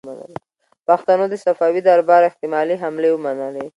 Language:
Pashto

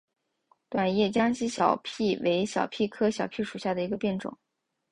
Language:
Chinese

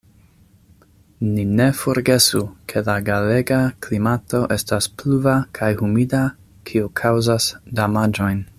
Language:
Esperanto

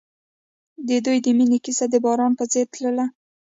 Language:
Pashto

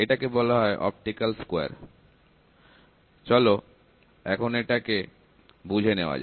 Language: Bangla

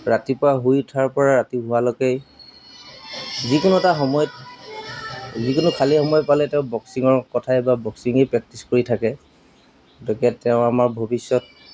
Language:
Assamese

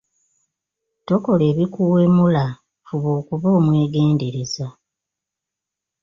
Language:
Ganda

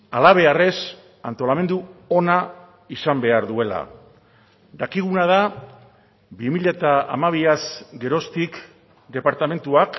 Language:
Basque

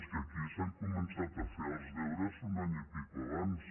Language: Catalan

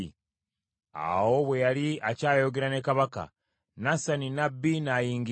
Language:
Ganda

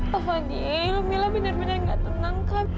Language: Indonesian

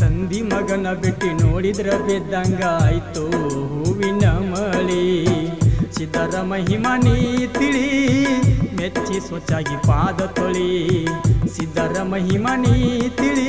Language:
Hindi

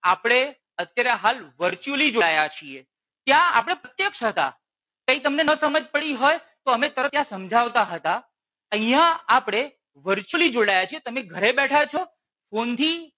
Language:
Gujarati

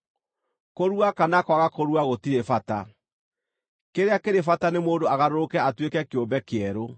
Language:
Kikuyu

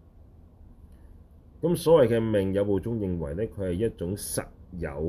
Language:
Chinese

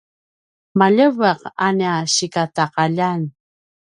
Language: Paiwan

